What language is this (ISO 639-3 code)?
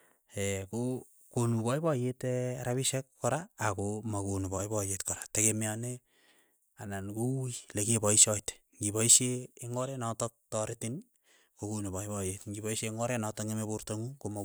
eyo